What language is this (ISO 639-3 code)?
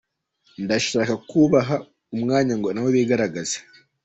kin